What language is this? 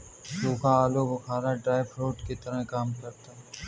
Hindi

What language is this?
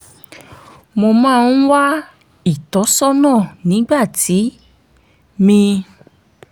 Yoruba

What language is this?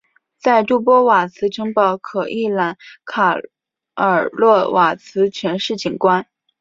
Chinese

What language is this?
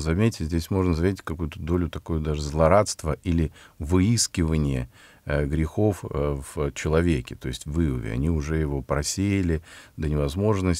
Russian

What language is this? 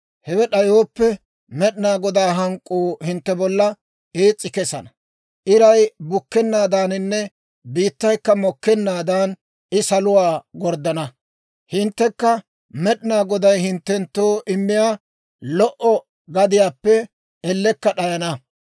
Dawro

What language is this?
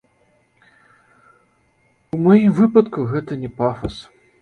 Belarusian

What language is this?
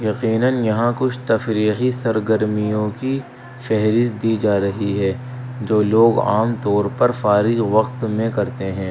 Urdu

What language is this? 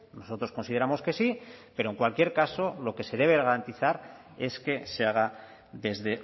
Spanish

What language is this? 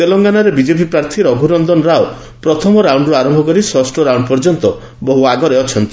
Odia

